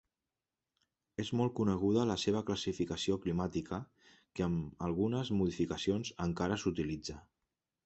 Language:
Catalan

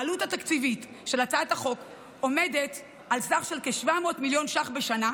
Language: Hebrew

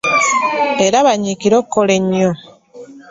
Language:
Ganda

